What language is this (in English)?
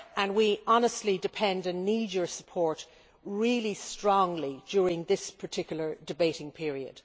English